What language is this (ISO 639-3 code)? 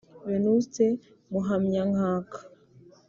kin